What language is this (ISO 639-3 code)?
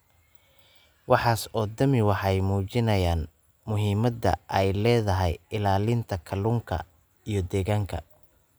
som